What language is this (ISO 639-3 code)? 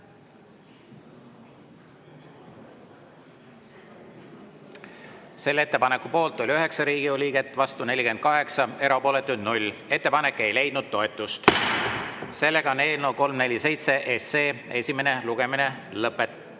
est